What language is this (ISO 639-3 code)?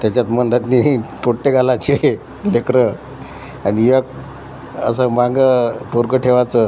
mar